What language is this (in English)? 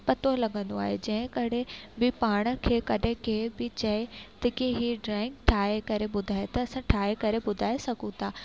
Sindhi